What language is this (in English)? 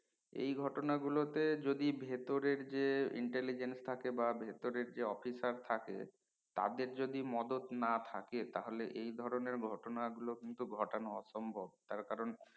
Bangla